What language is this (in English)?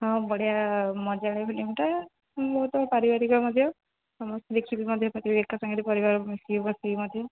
Odia